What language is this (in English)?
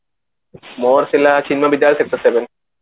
Odia